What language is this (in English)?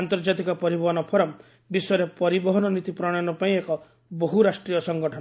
Odia